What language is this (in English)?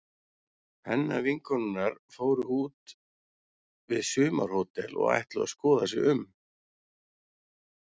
Icelandic